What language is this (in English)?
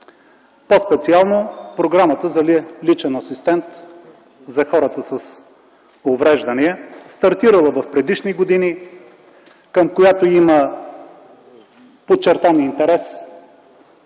Bulgarian